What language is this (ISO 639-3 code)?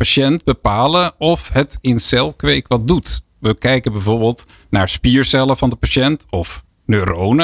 nld